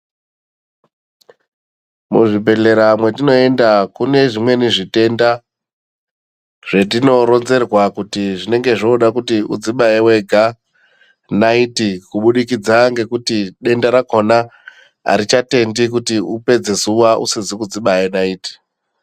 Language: Ndau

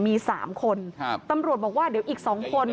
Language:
Thai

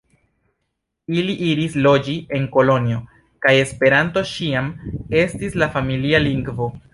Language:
Esperanto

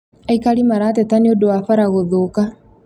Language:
Kikuyu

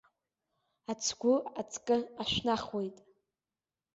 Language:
Abkhazian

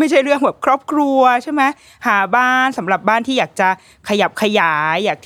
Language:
Thai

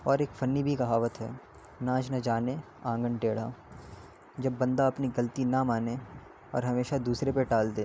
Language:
Urdu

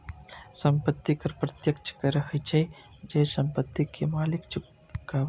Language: Maithili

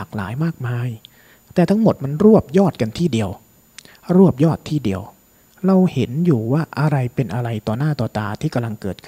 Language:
Thai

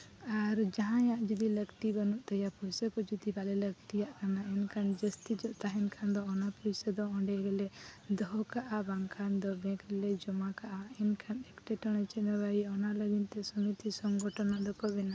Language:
Santali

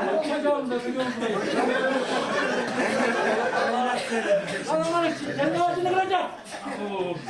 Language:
Turkish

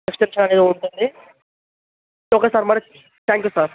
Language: Telugu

